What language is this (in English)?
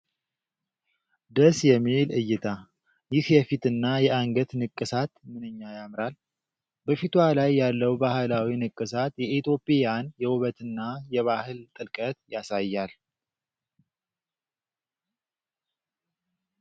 Amharic